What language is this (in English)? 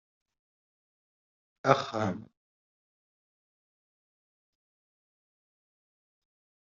Kabyle